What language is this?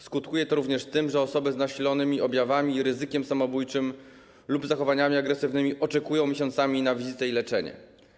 Polish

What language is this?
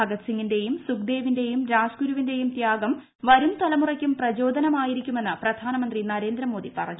Malayalam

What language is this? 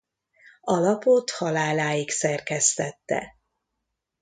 Hungarian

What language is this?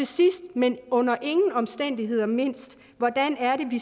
Danish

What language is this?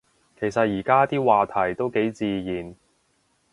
Cantonese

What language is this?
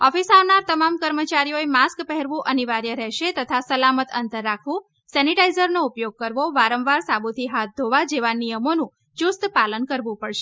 Gujarati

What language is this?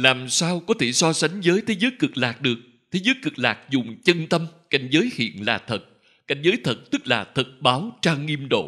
Vietnamese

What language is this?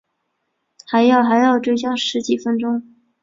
Chinese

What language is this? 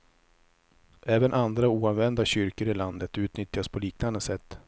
Swedish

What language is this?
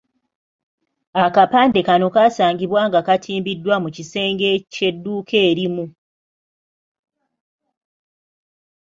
Ganda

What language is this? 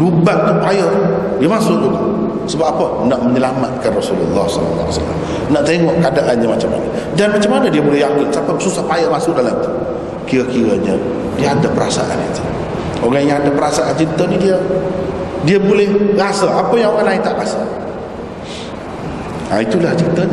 Malay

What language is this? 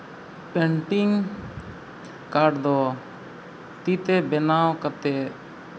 Santali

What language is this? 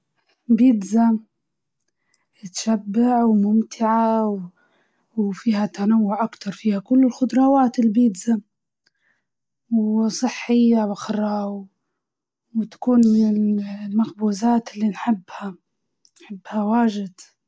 Libyan Arabic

